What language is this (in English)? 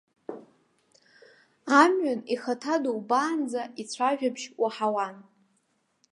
Abkhazian